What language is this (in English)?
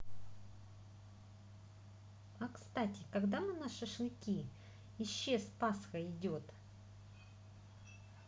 Russian